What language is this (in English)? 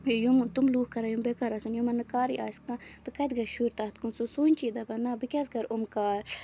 Kashmiri